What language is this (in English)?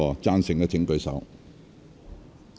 Cantonese